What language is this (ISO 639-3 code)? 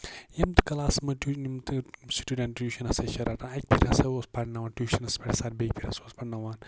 kas